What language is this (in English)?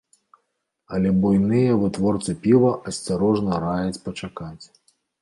Belarusian